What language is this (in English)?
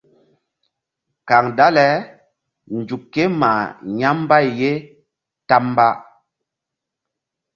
Mbum